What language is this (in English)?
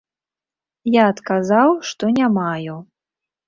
Belarusian